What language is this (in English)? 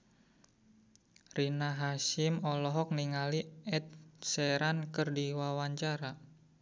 Sundanese